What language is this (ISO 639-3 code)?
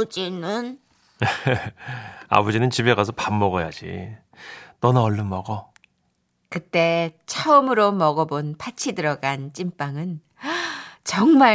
kor